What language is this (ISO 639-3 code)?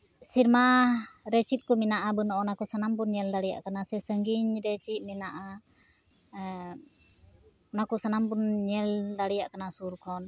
sat